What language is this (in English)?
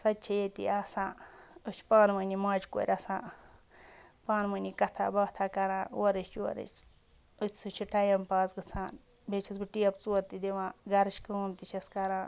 Kashmiri